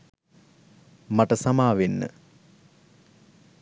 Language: Sinhala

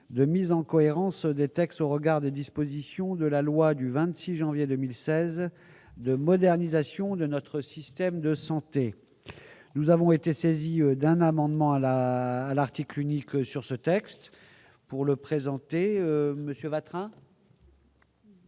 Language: French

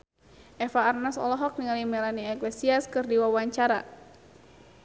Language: Sundanese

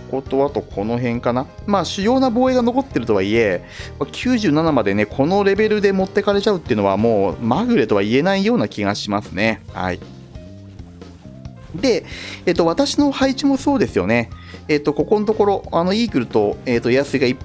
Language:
Japanese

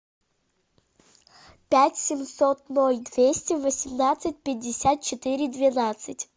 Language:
Russian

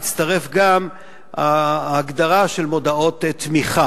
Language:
Hebrew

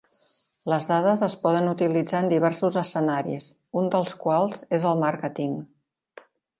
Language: Catalan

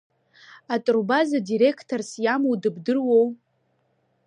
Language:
Abkhazian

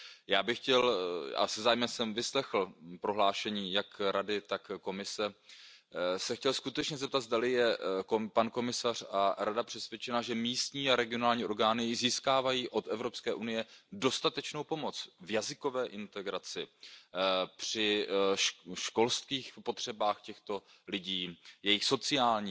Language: Czech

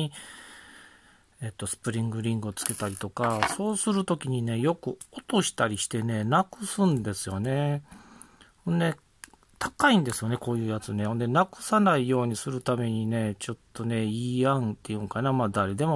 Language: Japanese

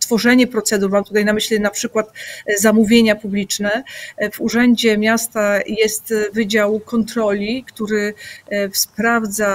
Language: Polish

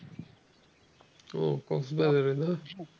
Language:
Bangla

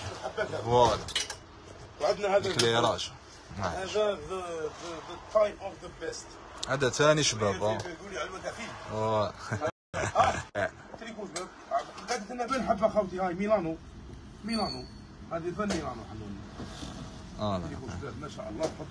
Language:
Arabic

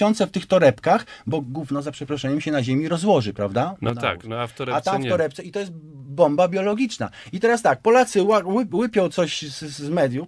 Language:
Polish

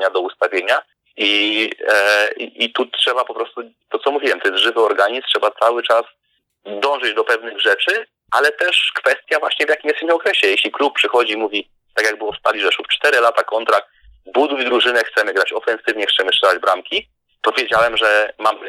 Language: Polish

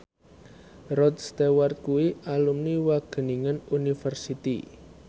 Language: Javanese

